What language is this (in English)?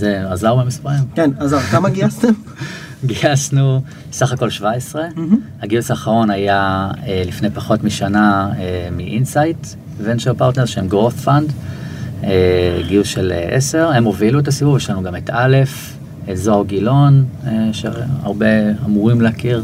Hebrew